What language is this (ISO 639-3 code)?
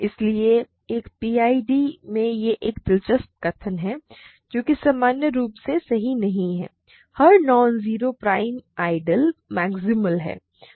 hin